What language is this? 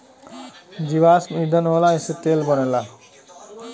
Bhojpuri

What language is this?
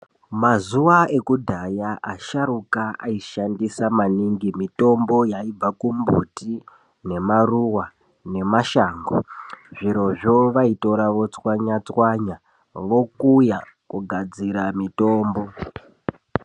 Ndau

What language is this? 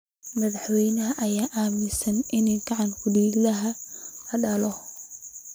Somali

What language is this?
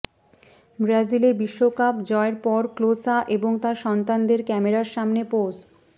Bangla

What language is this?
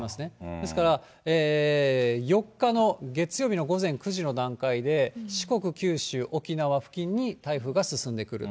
Japanese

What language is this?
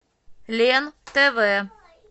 Russian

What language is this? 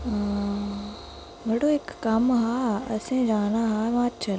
Dogri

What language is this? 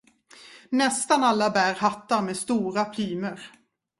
Swedish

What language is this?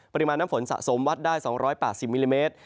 Thai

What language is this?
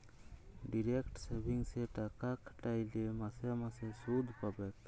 Bangla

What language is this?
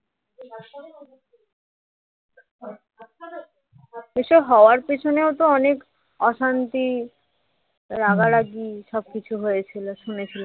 Bangla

